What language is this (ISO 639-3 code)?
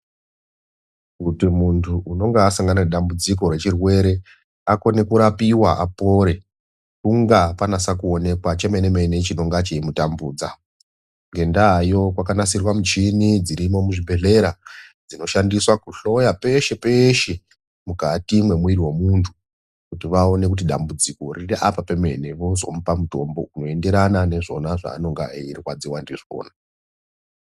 ndc